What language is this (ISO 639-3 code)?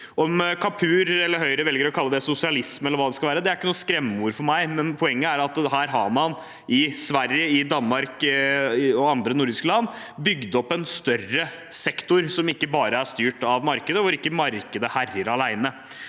nor